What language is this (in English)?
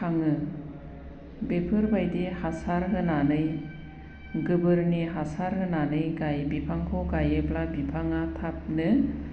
Bodo